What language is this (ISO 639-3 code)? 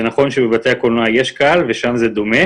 heb